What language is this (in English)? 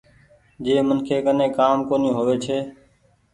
Goaria